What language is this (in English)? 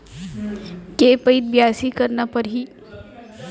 Chhattisgarhi